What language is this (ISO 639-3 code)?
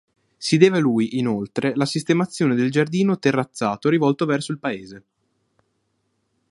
ita